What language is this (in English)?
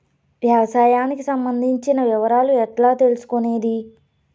Telugu